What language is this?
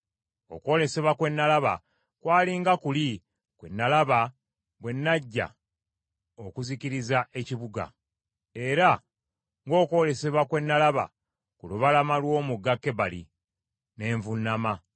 Ganda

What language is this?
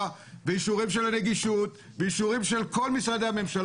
Hebrew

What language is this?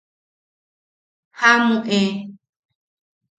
Yaqui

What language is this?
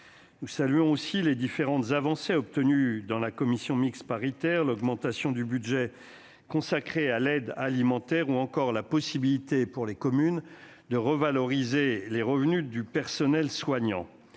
French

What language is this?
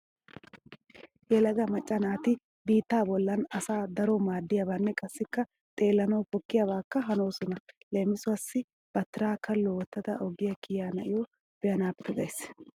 Wolaytta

